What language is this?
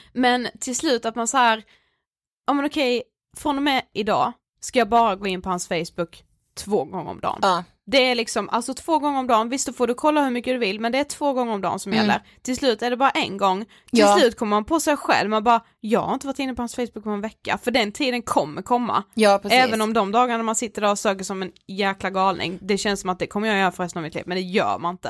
Swedish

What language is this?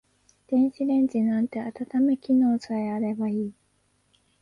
Japanese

